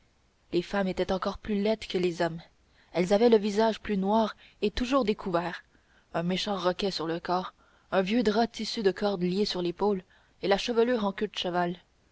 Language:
French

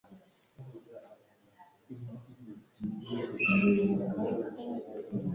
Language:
Kinyarwanda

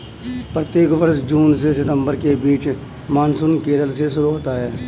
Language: Hindi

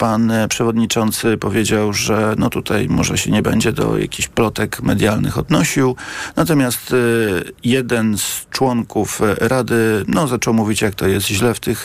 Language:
Polish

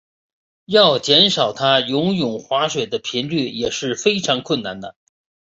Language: Chinese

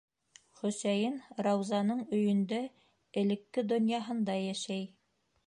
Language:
Bashkir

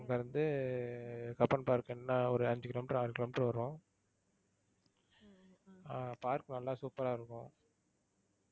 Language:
Tamil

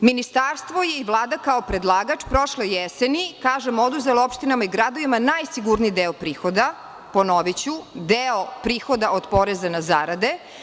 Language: Serbian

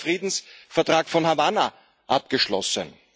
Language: German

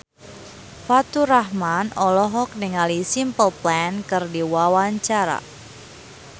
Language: Sundanese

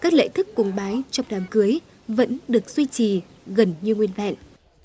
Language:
Vietnamese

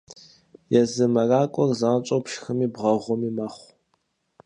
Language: Kabardian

